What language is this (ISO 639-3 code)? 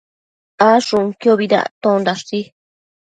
mcf